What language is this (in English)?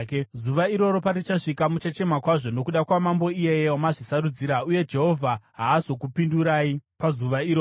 Shona